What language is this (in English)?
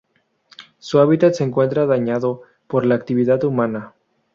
Spanish